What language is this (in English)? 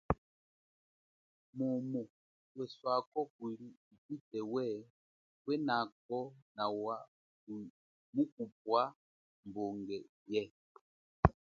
Chokwe